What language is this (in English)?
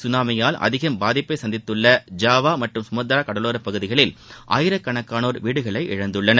Tamil